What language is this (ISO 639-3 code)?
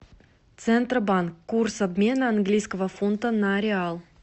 rus